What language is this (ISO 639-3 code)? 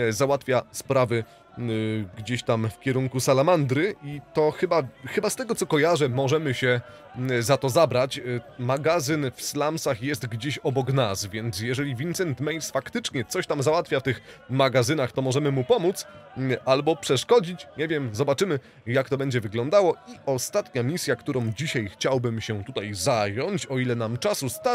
pol